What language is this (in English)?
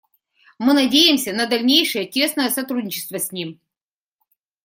Russian